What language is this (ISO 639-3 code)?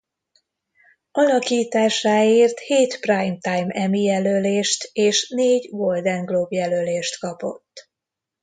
hun